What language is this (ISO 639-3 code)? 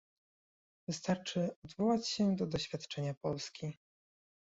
pol